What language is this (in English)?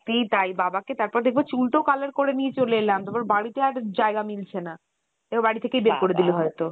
Bangla